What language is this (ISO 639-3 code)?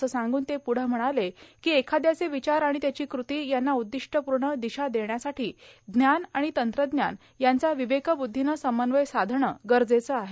mar